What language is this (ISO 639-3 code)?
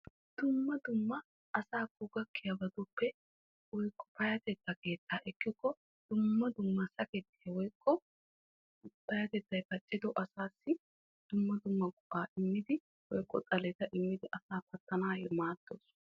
wal